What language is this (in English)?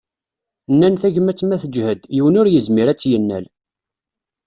Kabyle